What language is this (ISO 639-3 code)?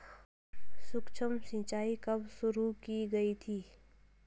hin